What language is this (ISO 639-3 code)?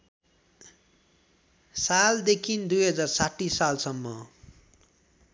nep